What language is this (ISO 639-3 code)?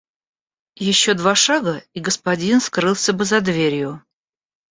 rus